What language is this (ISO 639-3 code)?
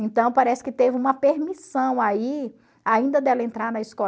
por